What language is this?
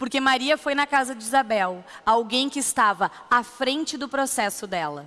Portuguese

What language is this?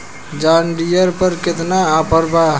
Bhojpuri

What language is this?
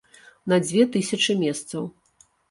Belarusian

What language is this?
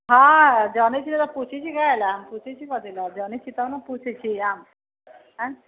Maithili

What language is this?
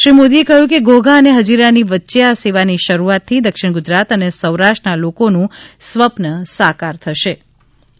Gujarati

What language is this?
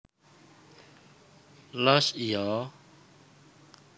Javanese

